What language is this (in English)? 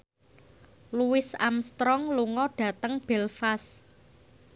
Javanese